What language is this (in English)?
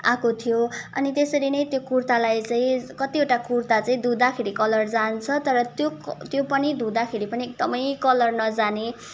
Nepali